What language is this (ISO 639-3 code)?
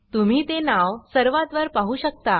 mar